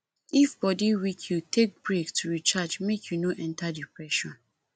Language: Nigerian Pidgin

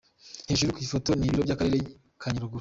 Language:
Kinyarwanda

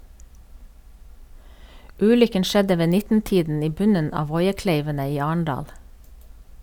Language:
Norwegian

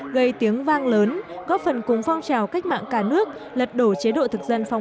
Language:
Vietnamese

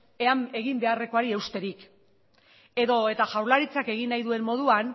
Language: Basque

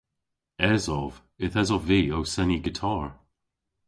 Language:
Cornish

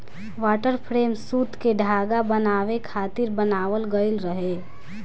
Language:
Bhojpuri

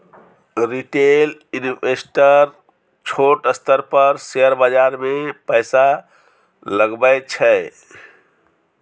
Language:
Maithili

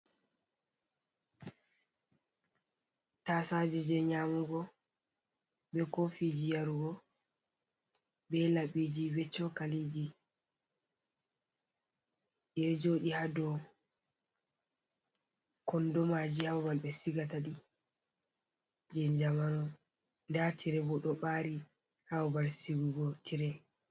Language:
Fula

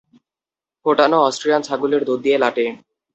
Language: Bangla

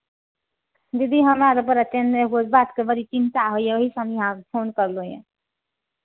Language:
Hindi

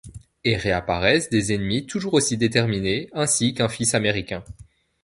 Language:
French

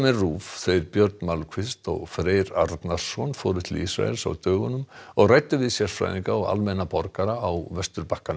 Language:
Icelandic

